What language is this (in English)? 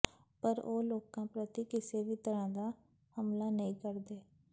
Punjabi